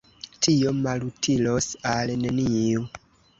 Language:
Esperanto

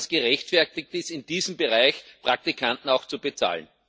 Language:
German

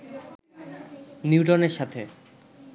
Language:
Bangla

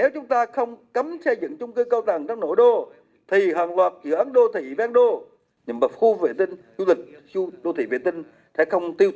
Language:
Vietnamese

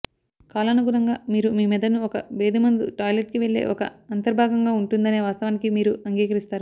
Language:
Telugu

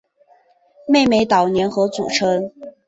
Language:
Chinese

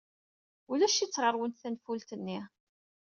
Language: Kabyle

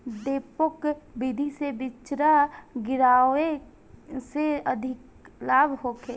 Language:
Bhojpuri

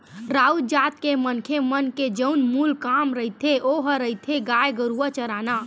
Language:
Chhattisgarhi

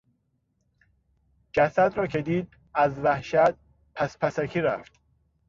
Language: Persian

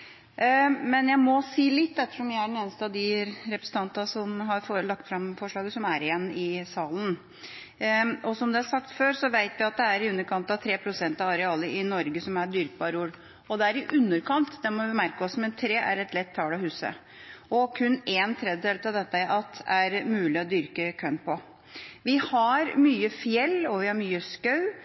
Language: Norwegian Bokmål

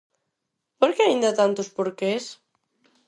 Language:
Galician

